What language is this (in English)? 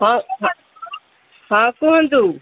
Odia